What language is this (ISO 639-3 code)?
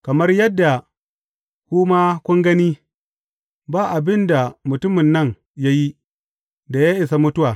hau